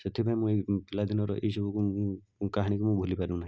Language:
Odia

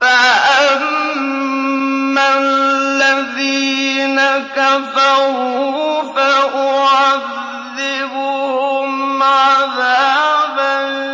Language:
Arabic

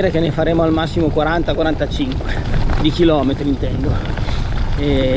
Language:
Italian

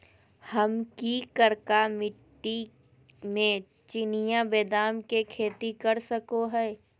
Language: Magahi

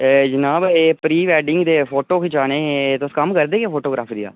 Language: Dogri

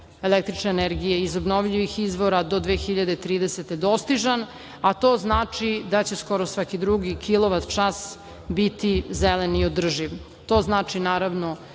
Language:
Serbian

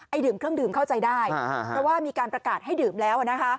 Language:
Thai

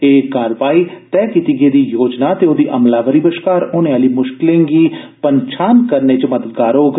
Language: Dogri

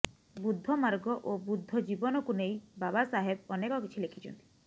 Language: Odia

